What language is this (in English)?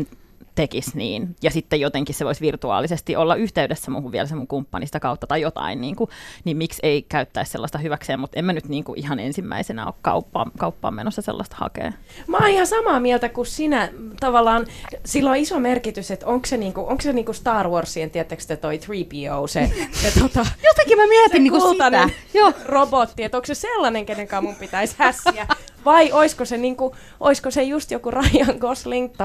Finnish